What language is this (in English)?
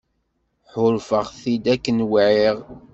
Kabyle